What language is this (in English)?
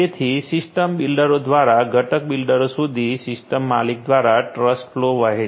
Gujarati